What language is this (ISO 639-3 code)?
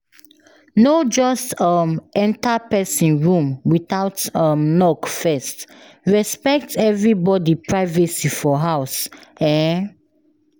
pcm